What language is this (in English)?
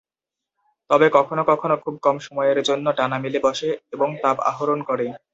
Bangla